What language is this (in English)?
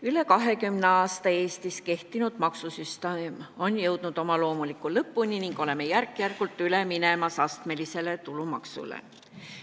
Estonian